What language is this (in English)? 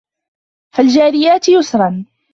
Arabic